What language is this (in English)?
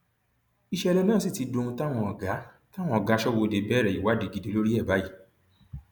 Yoruba